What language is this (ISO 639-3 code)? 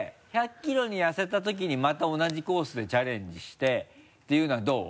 jpn